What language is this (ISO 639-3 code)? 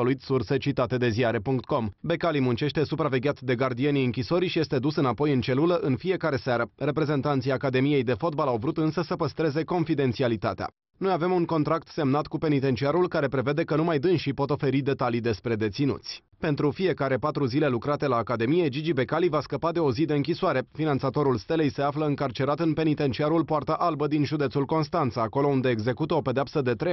ron